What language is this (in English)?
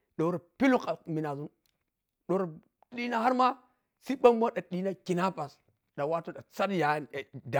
Piya-Kwonci